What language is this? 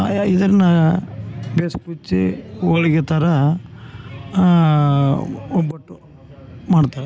Kannada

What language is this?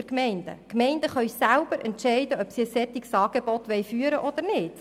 Swiss German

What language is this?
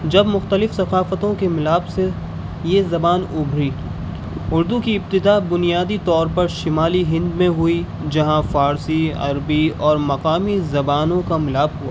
Urdu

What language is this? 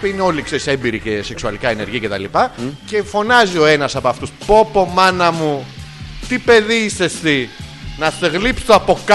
Greek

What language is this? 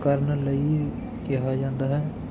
Punjabi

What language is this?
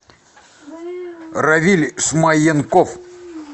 Russian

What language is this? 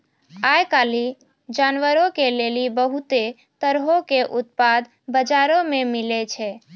Maithili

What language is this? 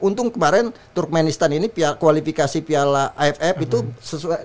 Indonesian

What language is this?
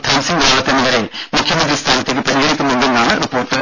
Malayalam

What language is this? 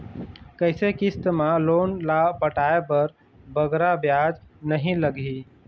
Chhattisgarhi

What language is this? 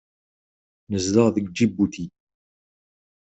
Kabyle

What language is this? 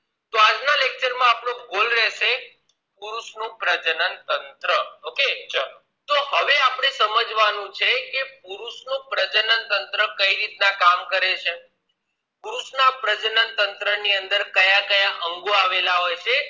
Gujarati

